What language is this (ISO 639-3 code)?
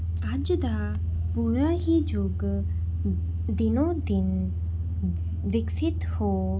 pan